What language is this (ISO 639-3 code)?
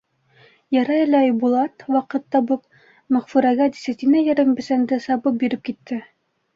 bak